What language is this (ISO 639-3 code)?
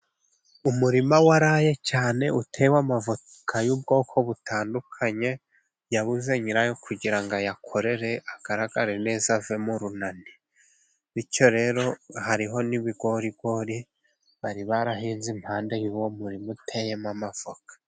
kin